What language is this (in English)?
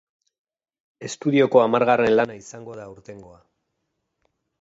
Basque